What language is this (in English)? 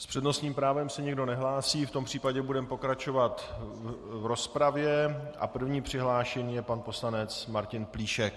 Czech